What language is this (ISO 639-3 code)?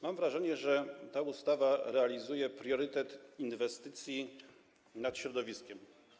pol